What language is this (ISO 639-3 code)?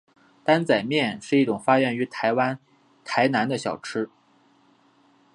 zho